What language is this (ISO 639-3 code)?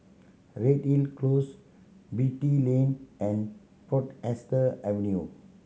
eng